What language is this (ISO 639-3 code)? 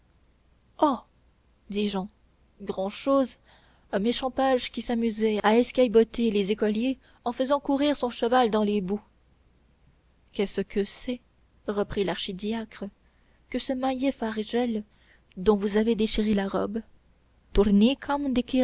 fra